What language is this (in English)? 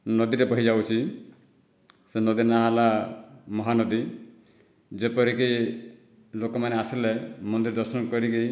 Odia